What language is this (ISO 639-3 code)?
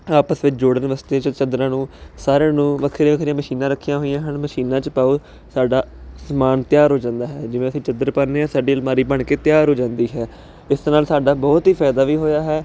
pan